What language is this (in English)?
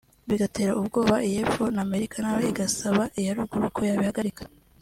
Kinyarwanda